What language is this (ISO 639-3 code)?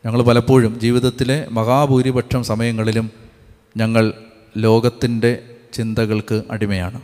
mal